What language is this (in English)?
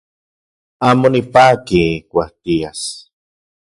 Central Puebla Nahuatl